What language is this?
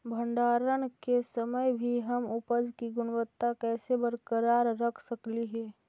Magahi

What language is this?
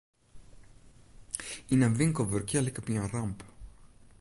Western Frisian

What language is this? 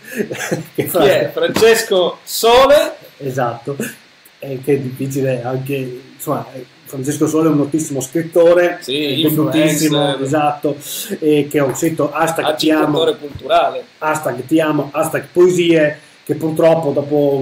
Italian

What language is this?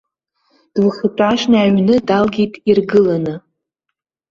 Abkhazian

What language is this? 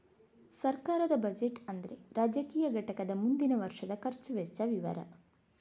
Kannada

